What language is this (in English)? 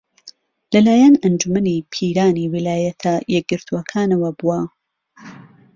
Central Kurdish